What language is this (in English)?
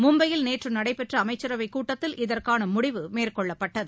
Tamil